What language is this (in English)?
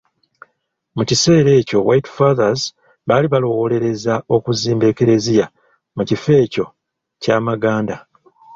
Ganda